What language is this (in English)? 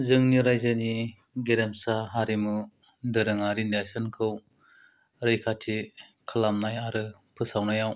Bodo